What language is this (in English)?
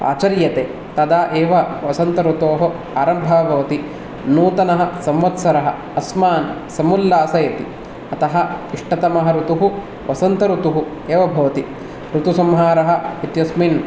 Sanskrit